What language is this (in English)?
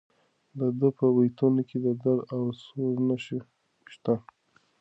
Pashto